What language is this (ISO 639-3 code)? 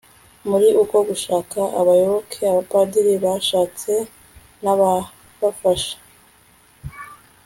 kin